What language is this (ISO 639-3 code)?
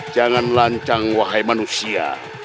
ind